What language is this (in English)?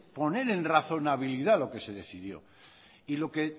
Spanish